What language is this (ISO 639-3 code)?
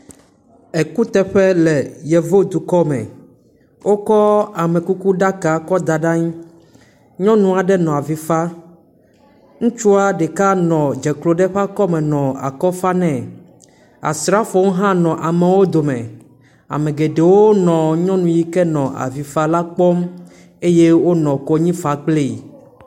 ewe